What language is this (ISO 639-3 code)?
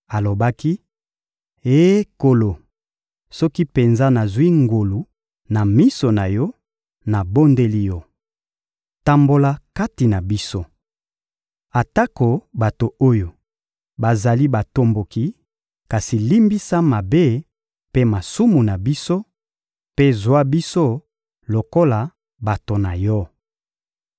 lin